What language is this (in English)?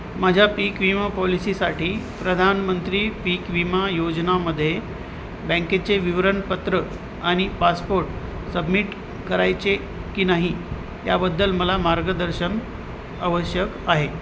Marathi